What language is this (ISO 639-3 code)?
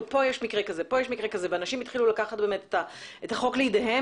heb